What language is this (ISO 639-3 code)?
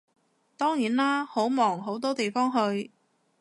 yue